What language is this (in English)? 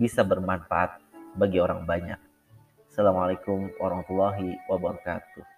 Indonesian